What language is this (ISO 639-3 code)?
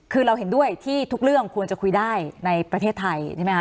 tha